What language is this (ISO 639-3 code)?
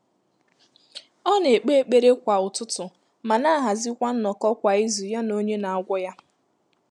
ibo